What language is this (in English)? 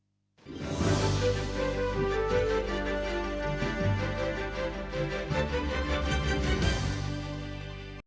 Ukrainian